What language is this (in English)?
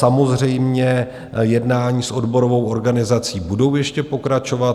Czech